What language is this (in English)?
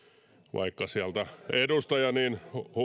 Finnish